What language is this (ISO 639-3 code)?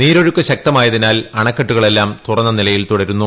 mal